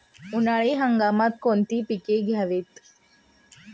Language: Marathi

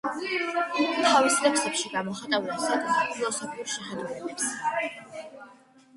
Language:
Georgian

